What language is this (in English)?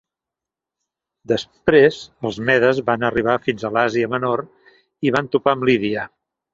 Catalan